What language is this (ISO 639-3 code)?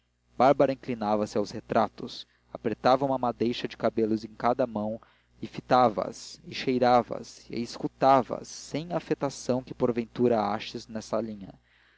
por